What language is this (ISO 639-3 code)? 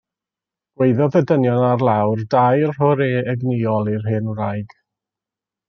cym